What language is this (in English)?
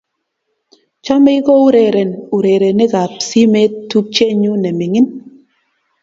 Kalenjin